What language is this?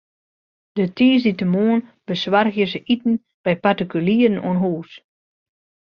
Western Frisian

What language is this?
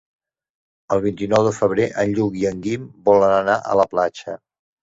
Catalan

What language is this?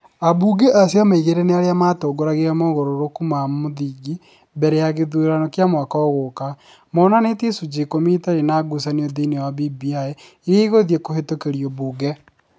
Kikuyu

